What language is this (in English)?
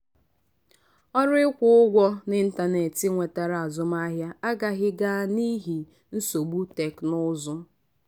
Igbo